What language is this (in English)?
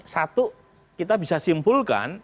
Indonesian